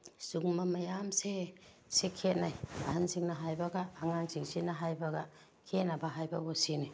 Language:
Manipuri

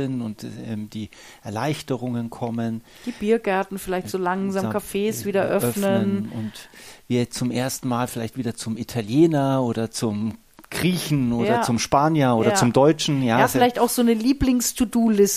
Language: German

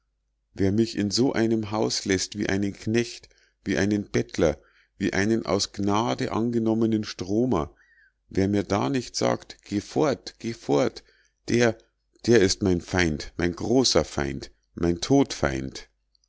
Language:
German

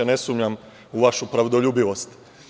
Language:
Serbian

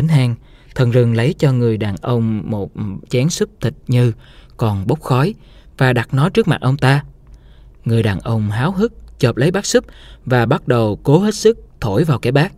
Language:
Vietnamese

